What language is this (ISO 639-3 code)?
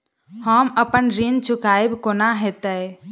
mai